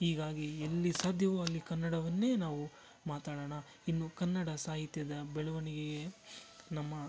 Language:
Kannada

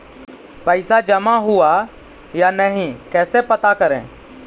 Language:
Magahi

